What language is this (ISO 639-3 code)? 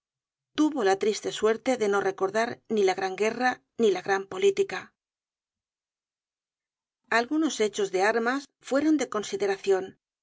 spa